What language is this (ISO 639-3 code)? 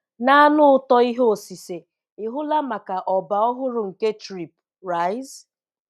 ibo